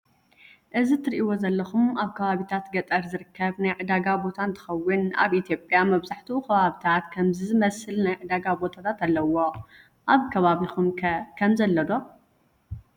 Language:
Tigrinya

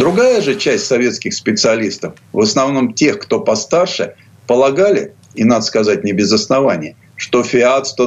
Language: Russian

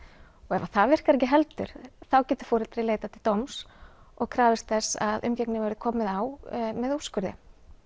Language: Icelandic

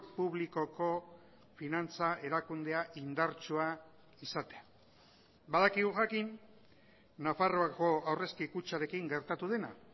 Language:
Basque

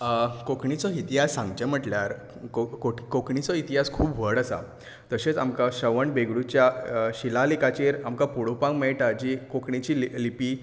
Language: Konkani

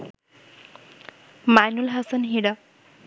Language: Bangla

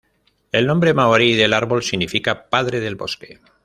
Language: Spanish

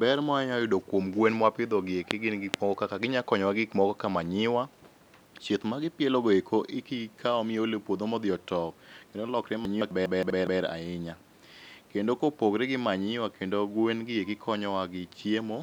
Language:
Luo (Kenya and Tanzania)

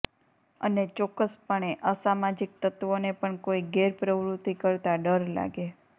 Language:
Gujarati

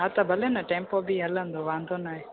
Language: Sindhi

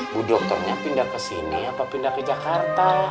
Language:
Indonesian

